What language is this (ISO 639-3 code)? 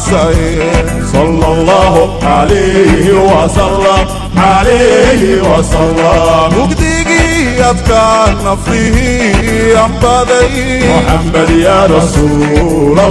deu